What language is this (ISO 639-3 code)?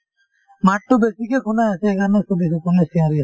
asm